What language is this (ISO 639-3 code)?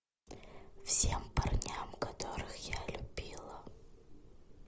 rus